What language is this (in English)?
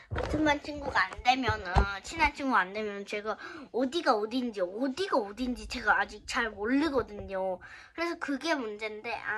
Korean